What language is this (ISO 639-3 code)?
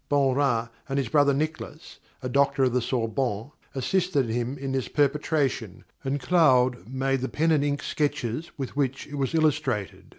eng